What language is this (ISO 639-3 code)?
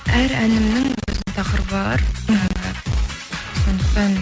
kaz